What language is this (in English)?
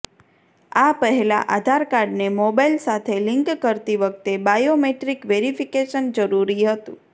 Gujarati